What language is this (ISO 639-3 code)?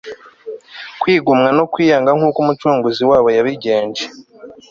kin